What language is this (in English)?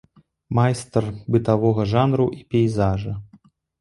Belarusian